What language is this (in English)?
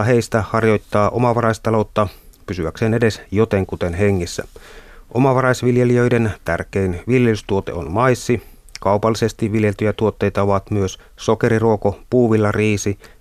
Finnish